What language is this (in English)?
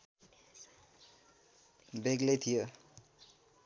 Nepali